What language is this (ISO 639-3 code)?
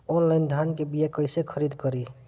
bho